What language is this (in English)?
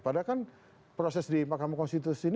Indonesian